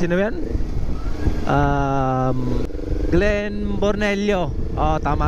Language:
Filipino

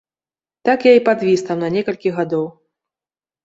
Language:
Belarusian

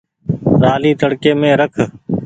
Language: Goaria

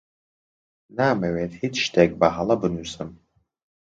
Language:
Central Kurdish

